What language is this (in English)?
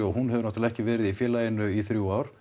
Icelandic